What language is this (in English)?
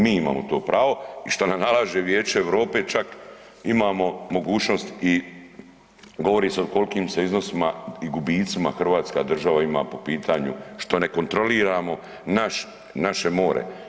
Croatian